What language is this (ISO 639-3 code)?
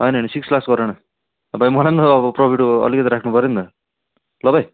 nep